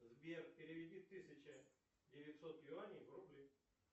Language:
Russian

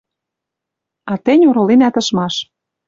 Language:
Western Mari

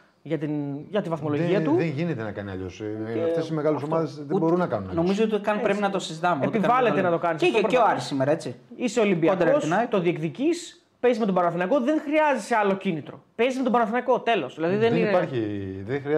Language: Greek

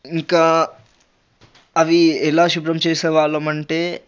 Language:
Telugu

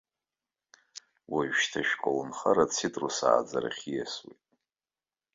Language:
Abkhazian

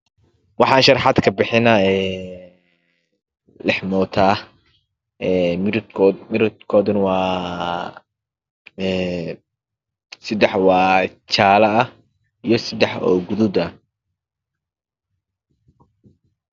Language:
Somali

